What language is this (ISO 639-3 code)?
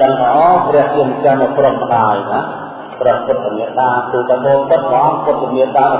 vie